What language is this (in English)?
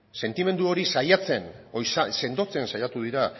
Basque